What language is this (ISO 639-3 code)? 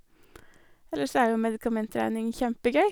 nor